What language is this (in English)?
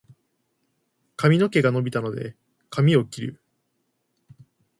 Japanese